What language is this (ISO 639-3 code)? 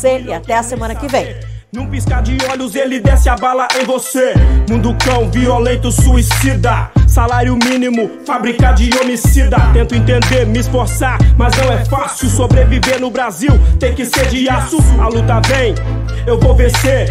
por